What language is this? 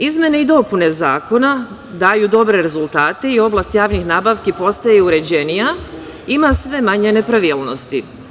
Serbian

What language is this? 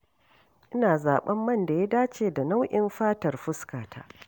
Hausa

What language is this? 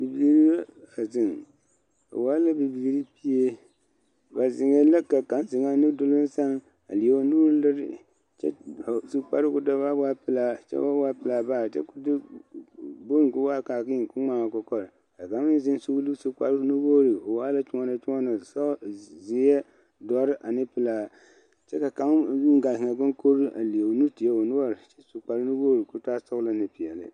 Southern Dagaare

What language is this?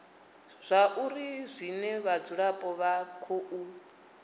Venda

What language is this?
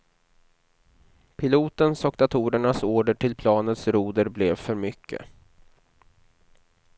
Swedish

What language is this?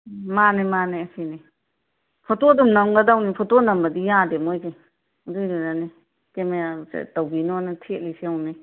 Manipuri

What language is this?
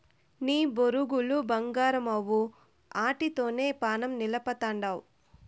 Telugu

